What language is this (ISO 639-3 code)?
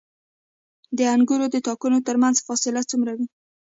pus